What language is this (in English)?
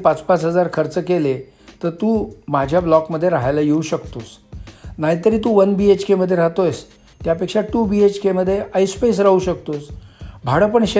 Marathi